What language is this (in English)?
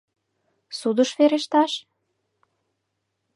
Mari